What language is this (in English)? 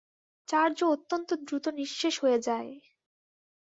Bangla